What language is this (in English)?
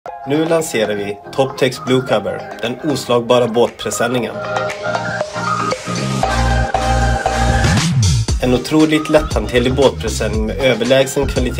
Swedish